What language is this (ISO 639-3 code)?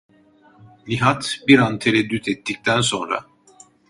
tur